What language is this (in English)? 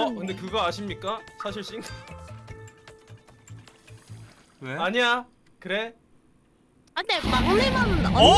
Korean